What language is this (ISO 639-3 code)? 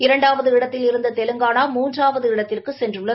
tam